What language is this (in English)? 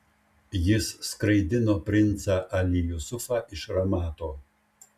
Lithuanian